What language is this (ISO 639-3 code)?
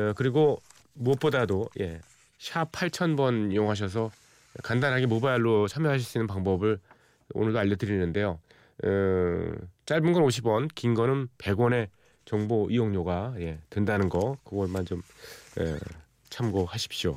kor